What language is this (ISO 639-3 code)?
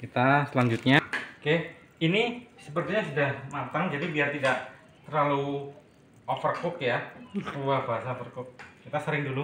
ind